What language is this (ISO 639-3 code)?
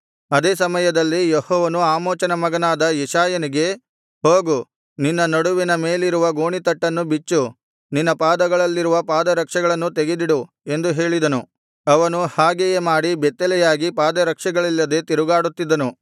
kan